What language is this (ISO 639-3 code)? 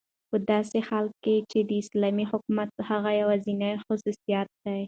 pus